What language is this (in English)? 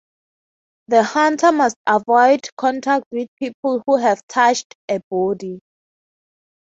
English